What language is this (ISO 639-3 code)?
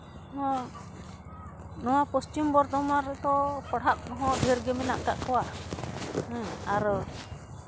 sat